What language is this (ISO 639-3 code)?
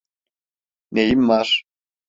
tur